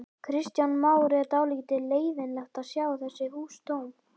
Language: Icelandic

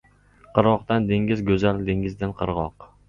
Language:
Uzbek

